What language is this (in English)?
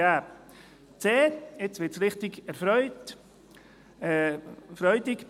Swiss German